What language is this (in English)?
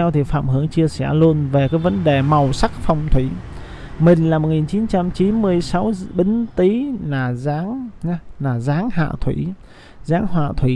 Vietnamese